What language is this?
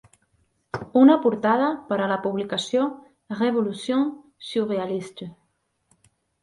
Catalan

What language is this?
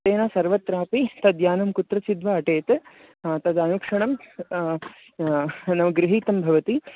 Sanskrit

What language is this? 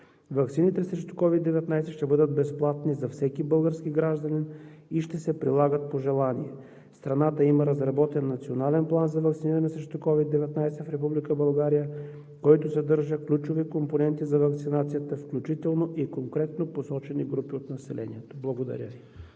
Bulgarian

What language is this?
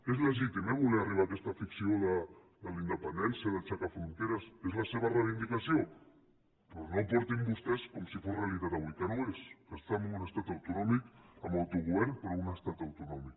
Catalan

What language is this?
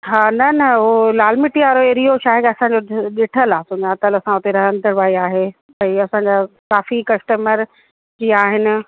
Sindhi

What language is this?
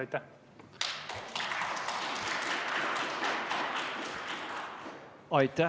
Estonian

